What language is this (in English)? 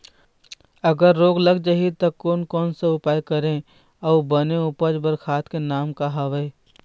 Chhattisgarhi